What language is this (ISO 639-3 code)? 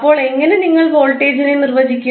mal